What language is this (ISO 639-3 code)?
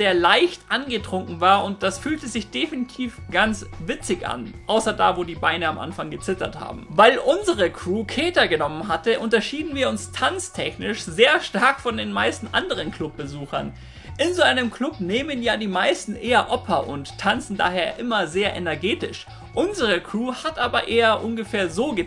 deu